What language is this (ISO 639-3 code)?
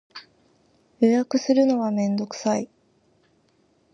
jpn